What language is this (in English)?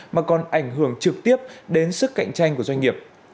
Vietnamese